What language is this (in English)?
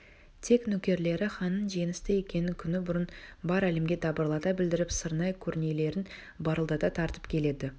Kazakh